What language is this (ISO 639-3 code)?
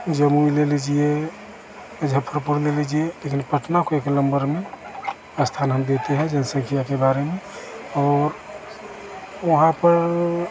hin